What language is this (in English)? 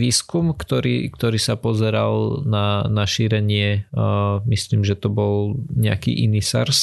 Slovak